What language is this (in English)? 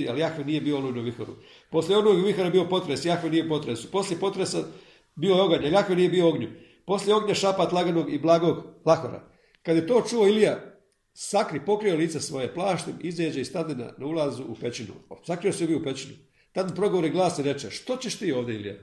Croatian